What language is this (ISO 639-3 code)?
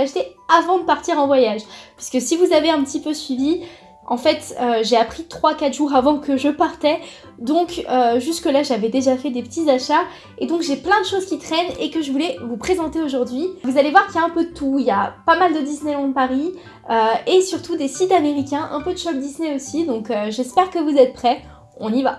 fra